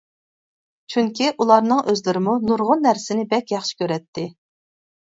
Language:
Uyghur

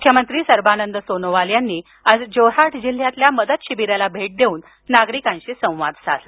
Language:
Marathi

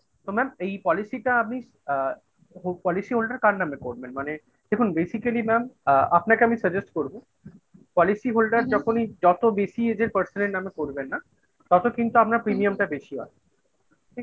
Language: Bangla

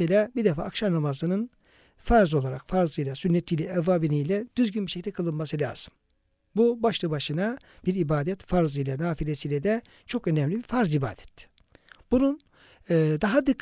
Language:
Turkish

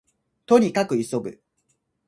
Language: Japanese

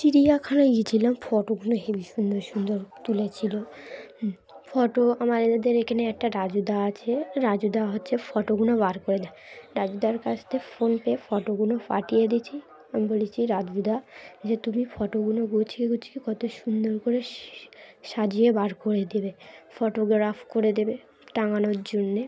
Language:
Bangla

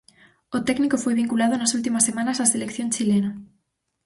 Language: Galician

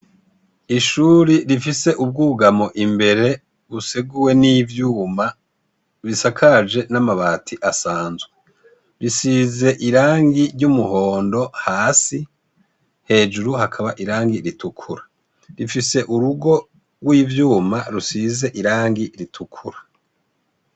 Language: Rundi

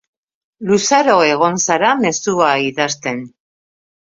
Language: Basque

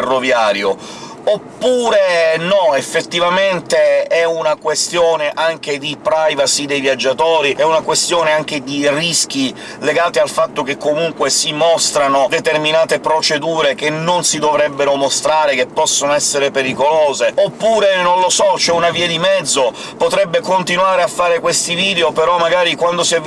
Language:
Italian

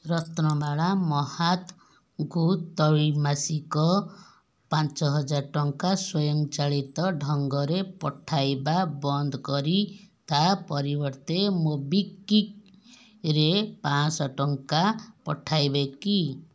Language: Odia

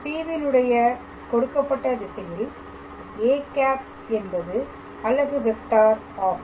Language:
Tamil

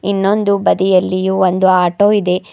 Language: Kannada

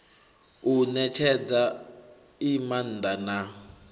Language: Venda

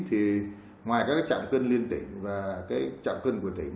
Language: Vietnamese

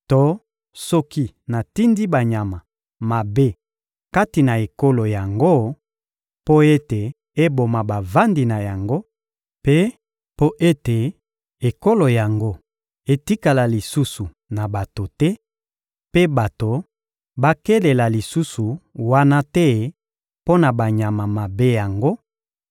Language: Lingala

